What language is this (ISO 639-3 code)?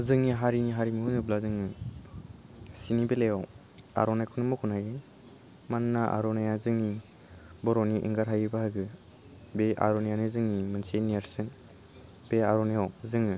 brx